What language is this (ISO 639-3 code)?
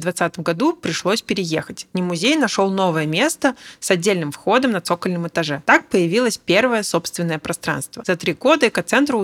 rus